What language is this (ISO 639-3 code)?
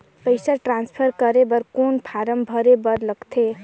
hne